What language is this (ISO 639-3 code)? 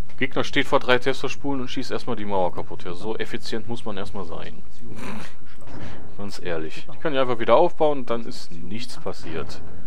deu